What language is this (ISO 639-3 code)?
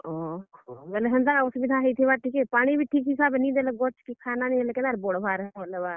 ori